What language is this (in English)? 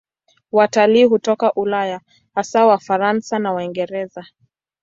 Swahili